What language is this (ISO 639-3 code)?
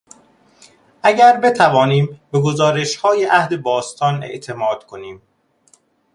fas